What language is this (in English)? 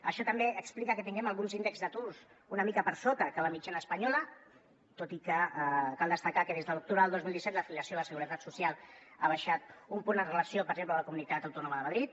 Catalan